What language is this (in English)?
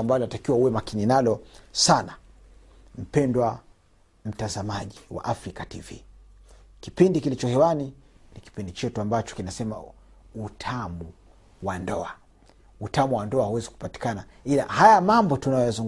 Swahili